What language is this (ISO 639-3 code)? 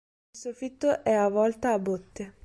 ita